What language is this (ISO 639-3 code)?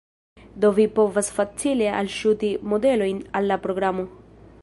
epo